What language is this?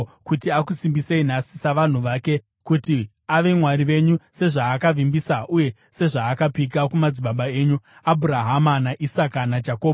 Shona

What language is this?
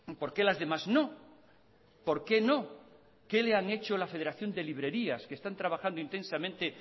Spanish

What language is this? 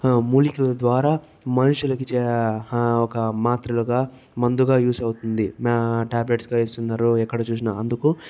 Telugu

